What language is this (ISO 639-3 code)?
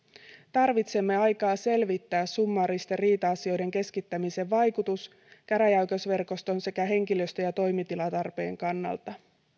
fin